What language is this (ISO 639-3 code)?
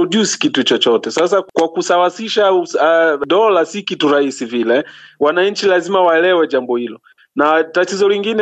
swa